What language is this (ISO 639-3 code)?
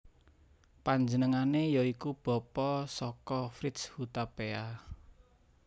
jav